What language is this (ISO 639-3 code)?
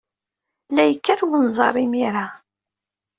kab